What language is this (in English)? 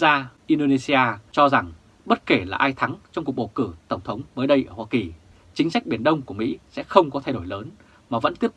Vietnamese